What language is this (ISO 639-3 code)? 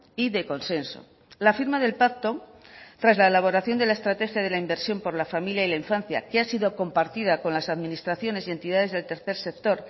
spa